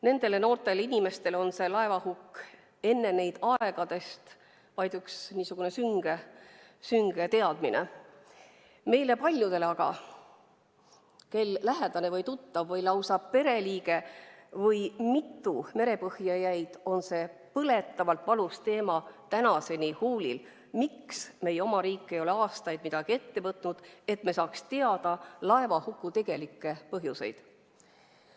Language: Estonian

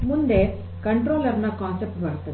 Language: Kannada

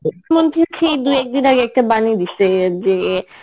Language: Bangla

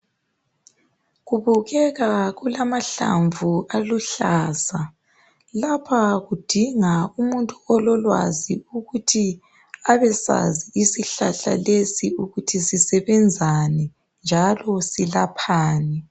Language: North Ndebele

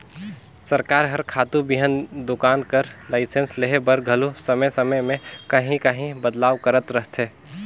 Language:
Chhattisgarhi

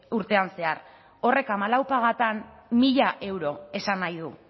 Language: Basque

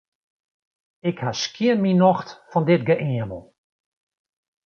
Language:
Western Frisian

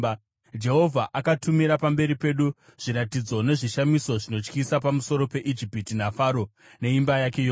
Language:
Shona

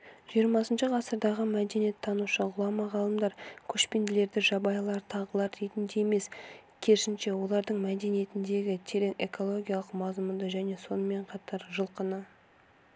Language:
Kazakh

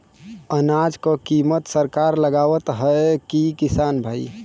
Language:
Bhojpuri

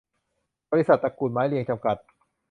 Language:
Thai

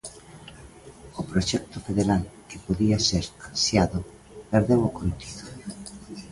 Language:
Galician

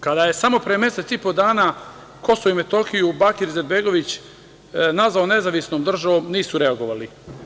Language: Serbian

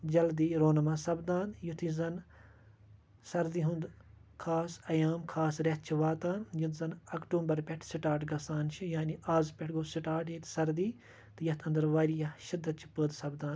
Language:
Kashmiri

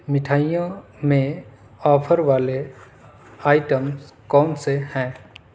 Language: Urdu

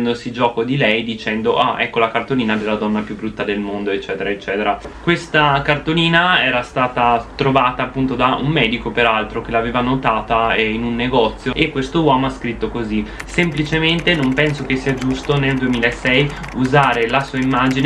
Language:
Italian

